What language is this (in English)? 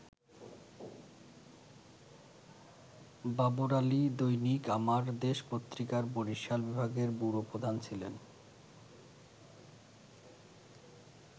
Bangla